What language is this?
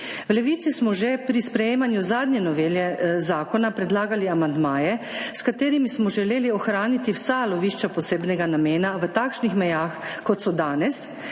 Slovenian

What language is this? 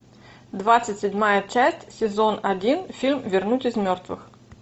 Russian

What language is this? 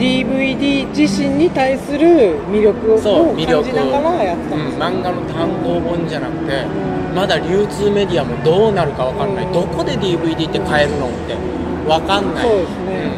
Japanese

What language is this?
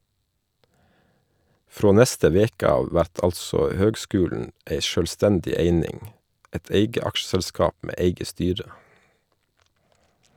Norwegian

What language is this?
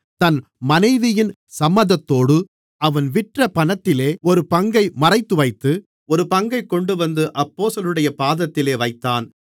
Tamil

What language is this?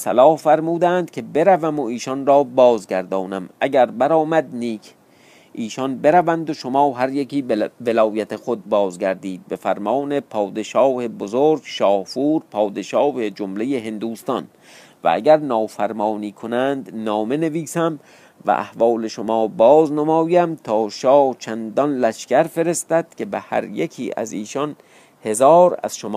Persian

